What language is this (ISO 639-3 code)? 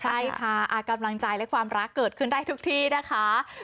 tha